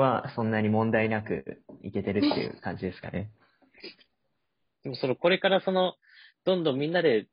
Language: Japanese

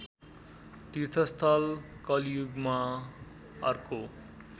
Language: Nepali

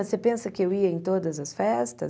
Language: Portuguese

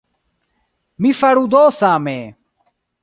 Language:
Esperanto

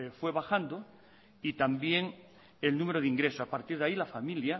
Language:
Spanish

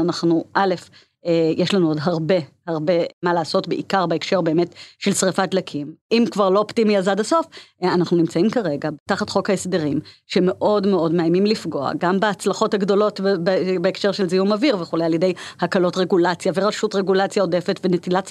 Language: Hebrew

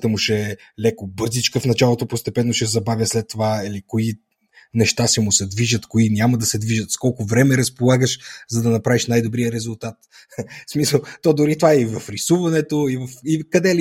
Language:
Bulgarian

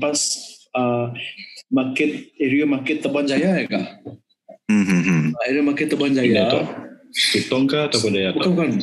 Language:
Malay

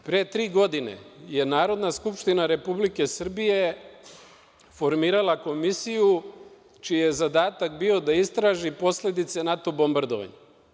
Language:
Serbian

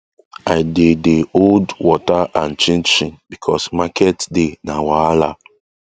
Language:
Nigerian Pidgin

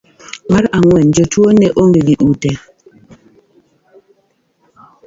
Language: Luo (Kenya and Tanzania)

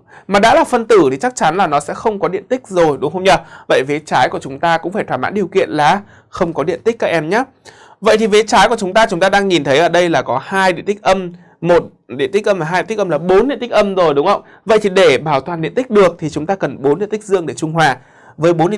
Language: Vietnamese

